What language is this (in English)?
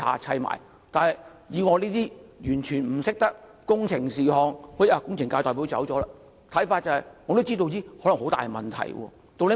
Cantonese